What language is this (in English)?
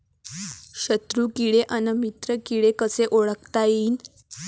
Marathi